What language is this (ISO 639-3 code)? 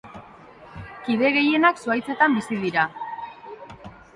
eus